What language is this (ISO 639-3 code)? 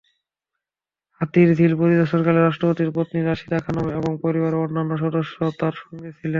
ben